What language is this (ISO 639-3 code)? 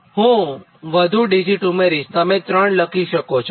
guj